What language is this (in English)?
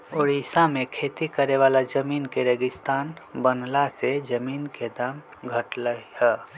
Magahi